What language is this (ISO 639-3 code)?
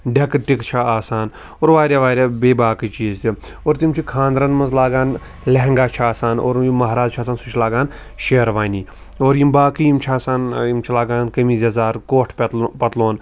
kas